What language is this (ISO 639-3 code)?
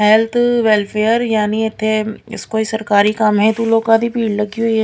pan